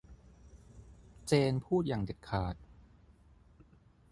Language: Thai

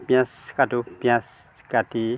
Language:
Assamese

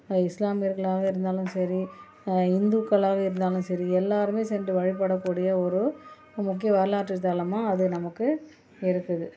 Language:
Tamil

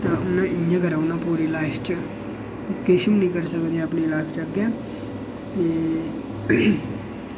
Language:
Dogri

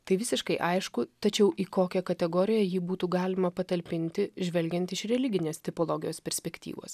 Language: Lithuanian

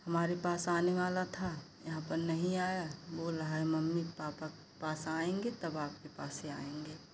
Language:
Hindi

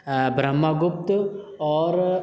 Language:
Urdu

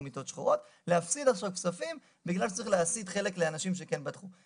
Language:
Hebrew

